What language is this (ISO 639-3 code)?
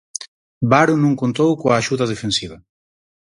glg